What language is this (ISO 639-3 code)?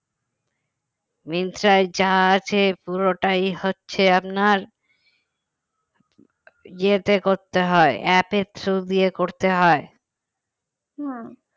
ben